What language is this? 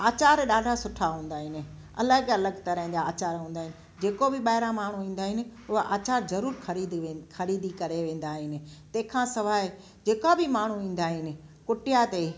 Sindhi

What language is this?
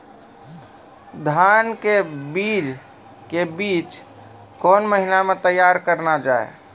Maithili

